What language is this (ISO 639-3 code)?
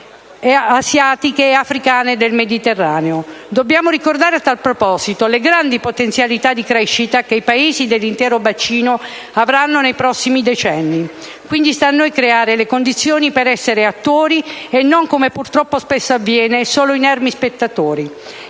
ita